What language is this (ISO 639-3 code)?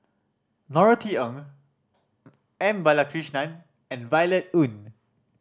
eng